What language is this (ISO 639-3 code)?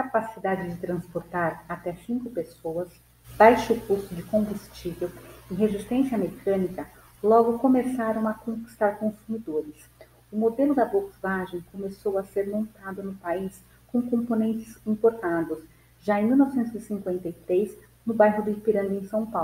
por